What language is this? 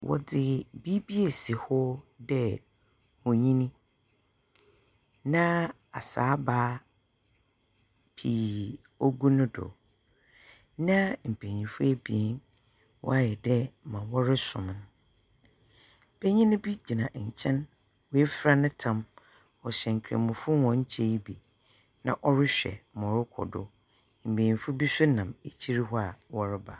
Akan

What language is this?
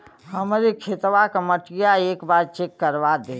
Bhojpuri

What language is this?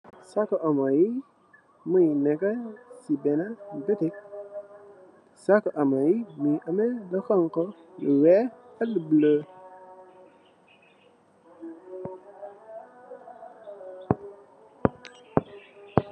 Wolof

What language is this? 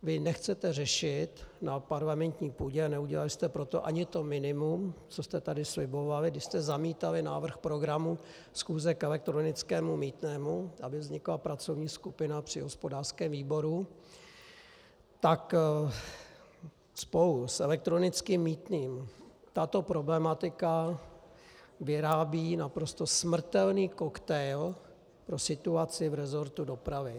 Czech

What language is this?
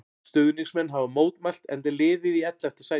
Icelandic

